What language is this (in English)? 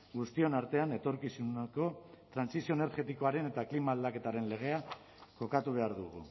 Basque